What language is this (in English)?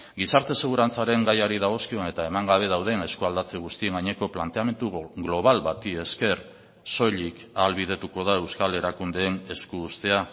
Basque